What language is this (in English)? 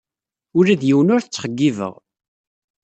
Kabyle